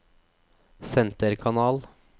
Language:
Norwegian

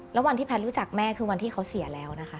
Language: Thai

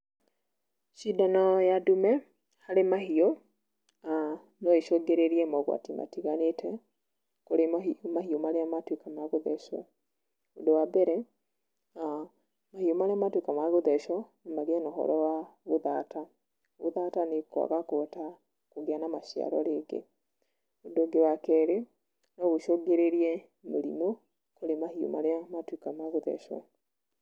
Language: Kikuyu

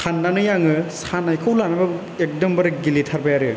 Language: Bodo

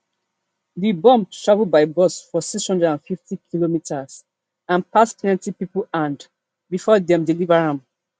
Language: Nigerian Pidgin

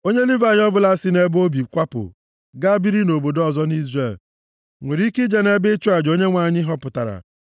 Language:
Igbo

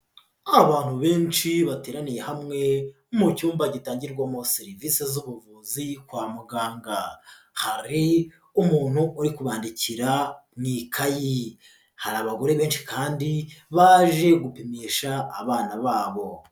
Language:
Kinyarwanda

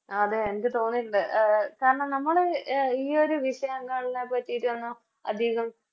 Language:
Malayalam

